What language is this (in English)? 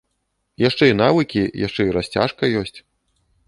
Belarusian